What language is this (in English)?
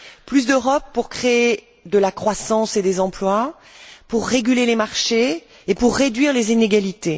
French